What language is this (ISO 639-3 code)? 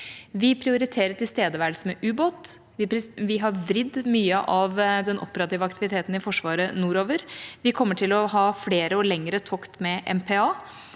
nor